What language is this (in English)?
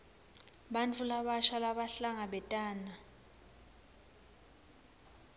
Swati